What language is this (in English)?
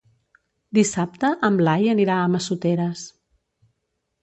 Catalan